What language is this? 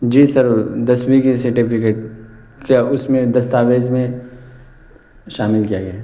Urdu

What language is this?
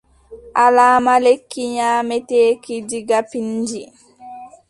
Adamawa Fulfulde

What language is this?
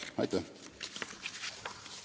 Estonian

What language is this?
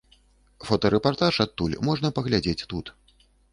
Belarusian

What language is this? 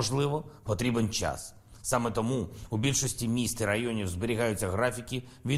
Ukrainian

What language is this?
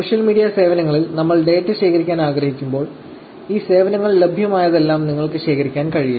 Malayalam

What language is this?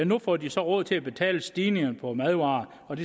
Danish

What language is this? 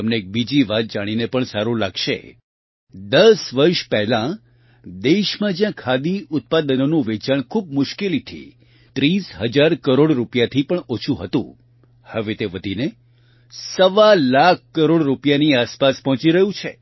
Gujarati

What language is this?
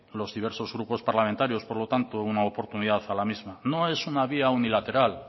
Spanish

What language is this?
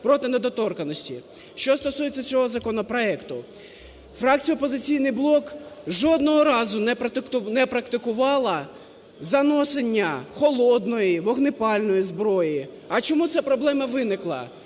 Ukrainian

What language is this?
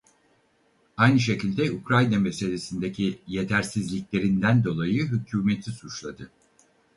Turkish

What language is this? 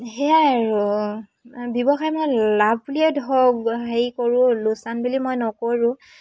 Assamese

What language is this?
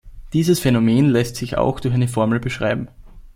German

